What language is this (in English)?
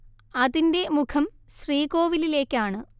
Malayalam